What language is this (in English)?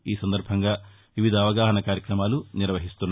Telugu